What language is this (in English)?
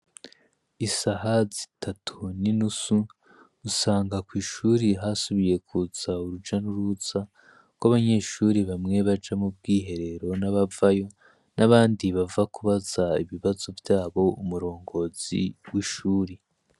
Rundi